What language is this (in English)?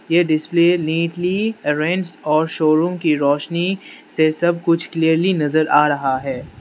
Hindi